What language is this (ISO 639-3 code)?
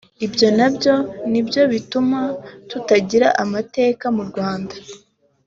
kin